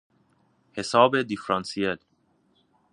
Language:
Persian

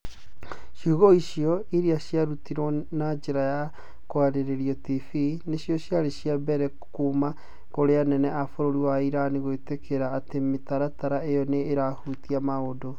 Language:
Kikuyu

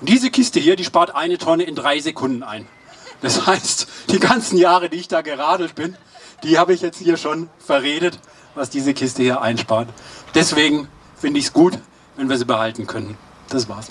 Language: German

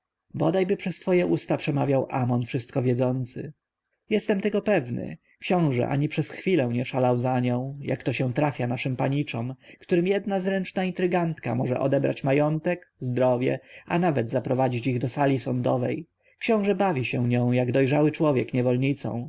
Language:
Polish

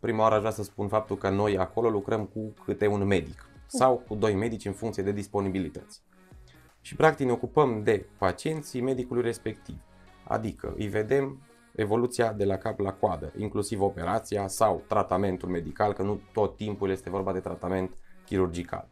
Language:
Romanian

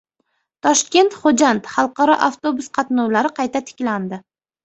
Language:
Uzbek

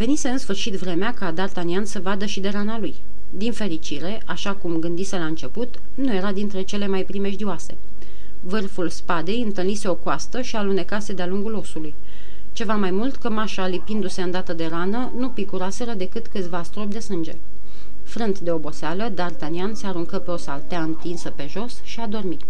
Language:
Romanian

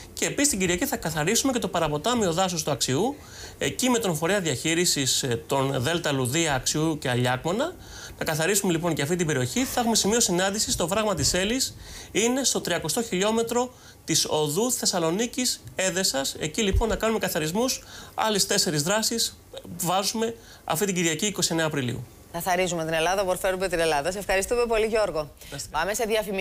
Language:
Greek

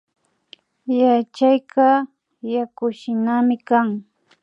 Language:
Imbabura Highland Quichua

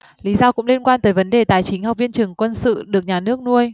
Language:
Vietnamese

